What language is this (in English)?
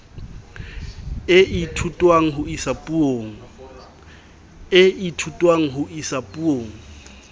Southern Sotho